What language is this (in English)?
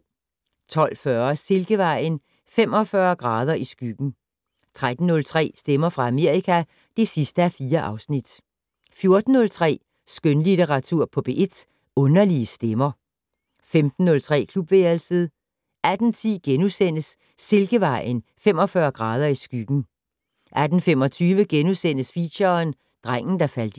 Danish